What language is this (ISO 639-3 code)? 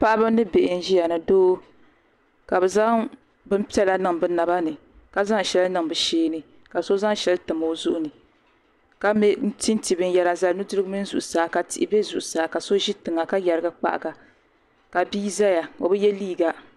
dag